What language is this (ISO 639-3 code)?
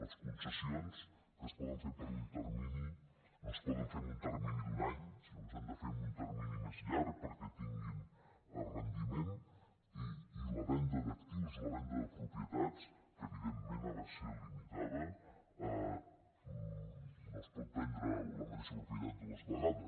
cat